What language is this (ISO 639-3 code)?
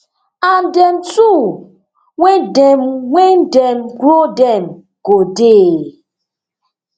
pcm